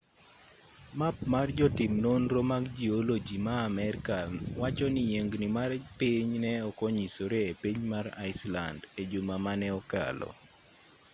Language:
Luo (Kenya and Tanzania)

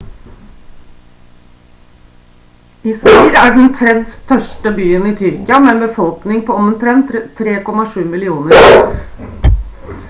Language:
Norwegian Bokmål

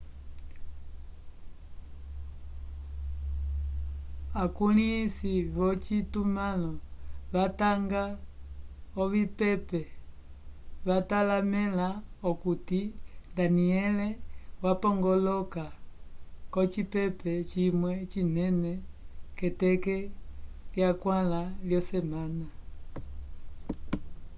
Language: Umbundu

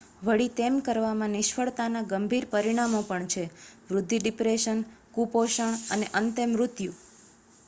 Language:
Gujarati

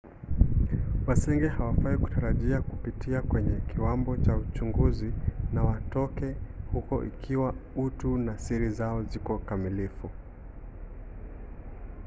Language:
Swahili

